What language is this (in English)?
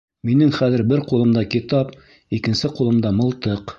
Bashkir